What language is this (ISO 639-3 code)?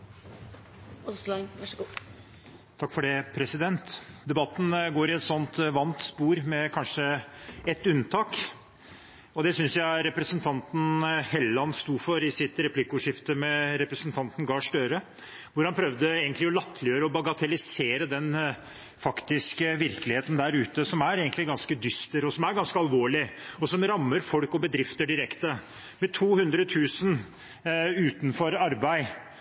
nob